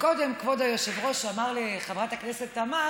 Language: Hebrew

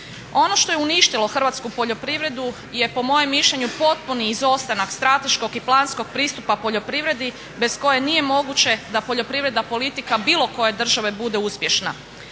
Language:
Croatian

